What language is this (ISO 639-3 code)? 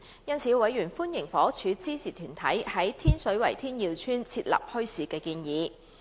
yue